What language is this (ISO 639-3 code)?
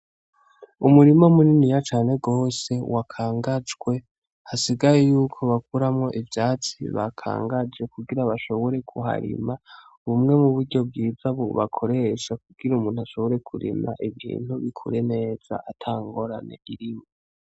run